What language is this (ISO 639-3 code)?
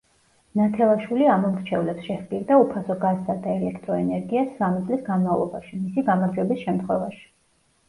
kat